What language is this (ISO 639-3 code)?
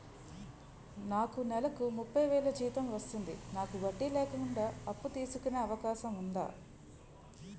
tel